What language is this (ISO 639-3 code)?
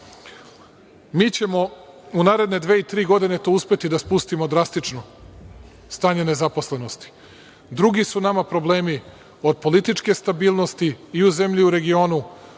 srp